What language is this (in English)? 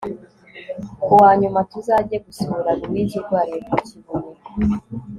Kinyarwanda